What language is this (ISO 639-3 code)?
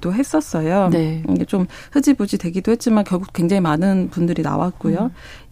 kor